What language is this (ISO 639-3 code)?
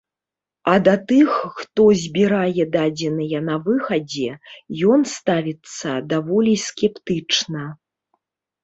bel